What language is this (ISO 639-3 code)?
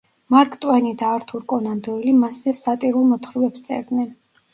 kat